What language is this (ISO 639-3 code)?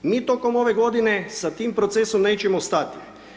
hrv